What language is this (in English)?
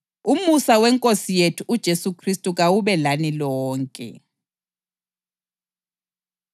North Ndebele